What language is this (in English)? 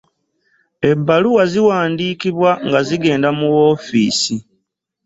Ganda